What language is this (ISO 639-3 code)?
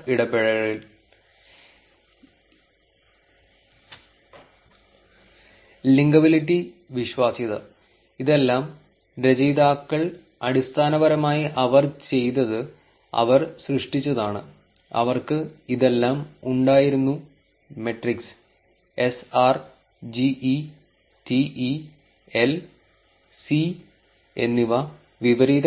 mal